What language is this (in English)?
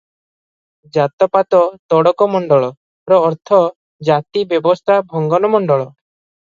Odia